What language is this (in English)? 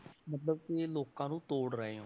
Punjabi